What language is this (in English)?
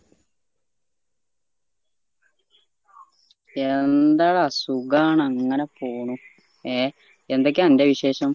Malayalam